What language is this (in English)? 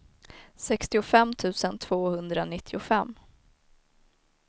Swedish